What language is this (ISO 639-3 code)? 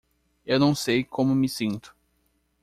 por